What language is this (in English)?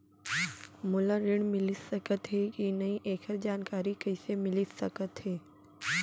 Chhattisgarhi